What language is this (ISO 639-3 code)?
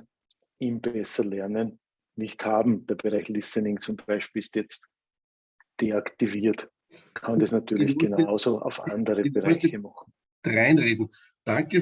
deu